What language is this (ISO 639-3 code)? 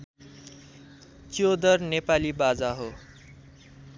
nep